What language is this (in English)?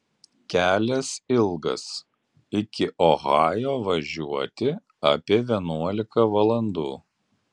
Lithuanian